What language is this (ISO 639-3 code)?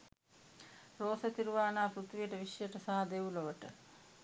sin